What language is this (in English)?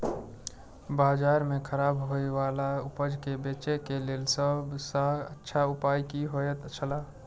Maithili